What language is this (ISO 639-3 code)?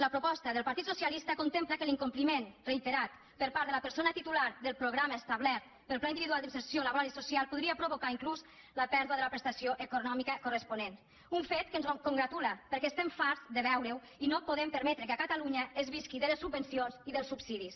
cat